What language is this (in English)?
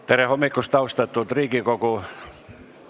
Estonian